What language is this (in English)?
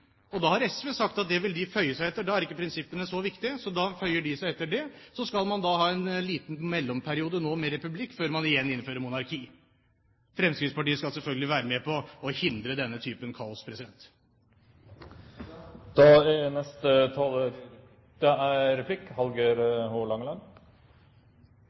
Norwegian